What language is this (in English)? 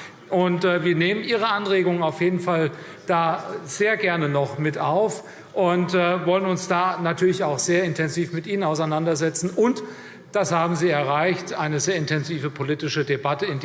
German